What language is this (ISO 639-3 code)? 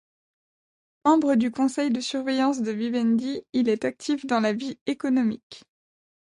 fra